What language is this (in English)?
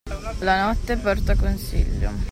Italian